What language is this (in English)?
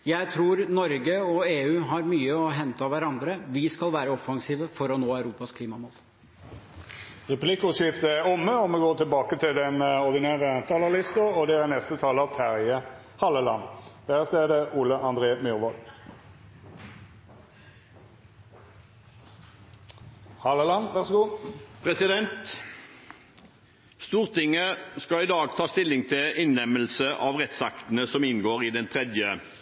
Norwegian